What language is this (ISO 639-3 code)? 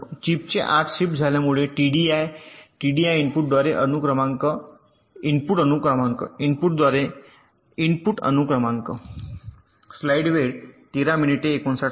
mar